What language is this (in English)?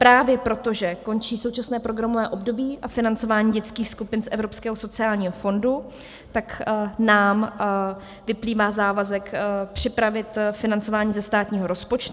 Czech